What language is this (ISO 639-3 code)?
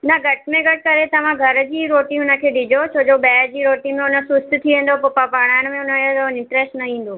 snd